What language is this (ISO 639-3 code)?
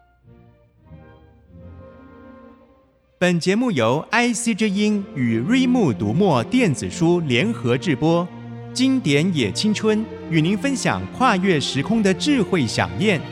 zho